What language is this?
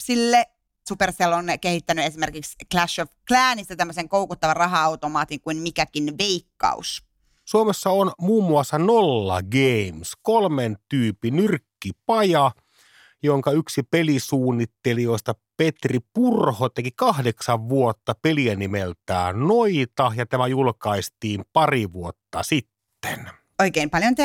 Finnish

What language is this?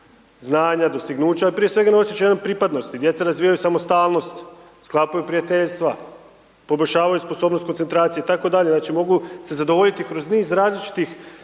Croatian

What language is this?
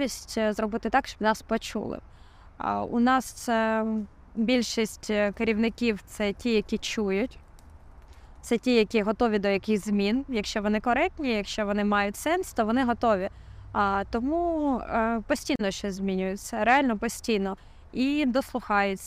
Ukrainian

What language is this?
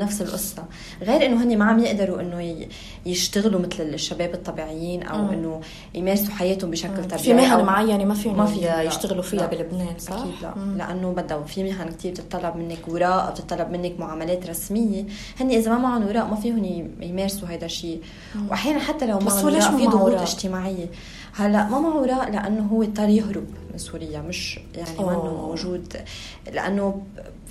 Arabic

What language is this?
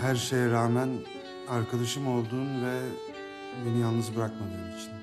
Turkish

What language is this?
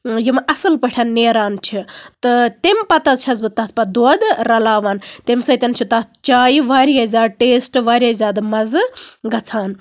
Kashmiri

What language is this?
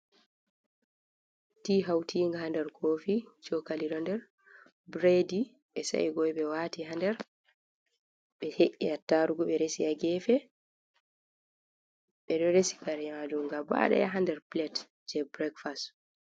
Fula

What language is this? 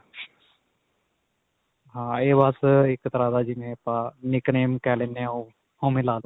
Punjabi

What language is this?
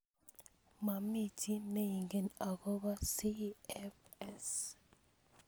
Kalenjin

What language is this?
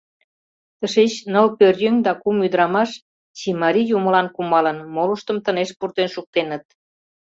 Mari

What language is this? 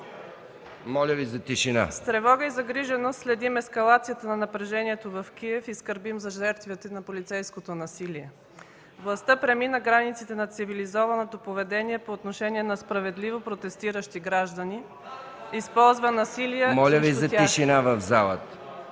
Bulgarian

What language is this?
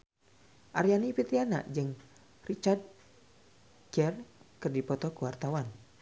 Sundanese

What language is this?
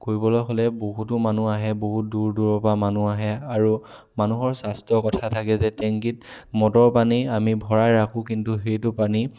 Assamese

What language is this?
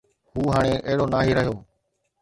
Sindhi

